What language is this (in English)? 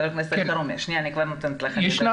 Hebrew